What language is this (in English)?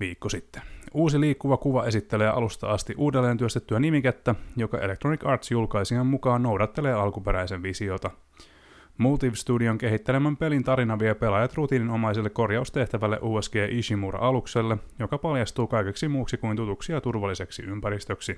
Finnish